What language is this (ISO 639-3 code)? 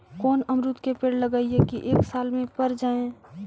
mag